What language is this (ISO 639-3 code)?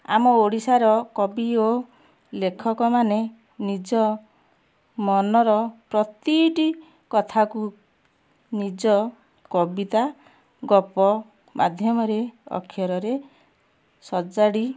ori